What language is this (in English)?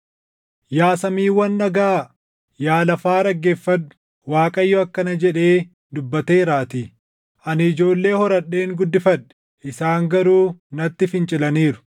Oromo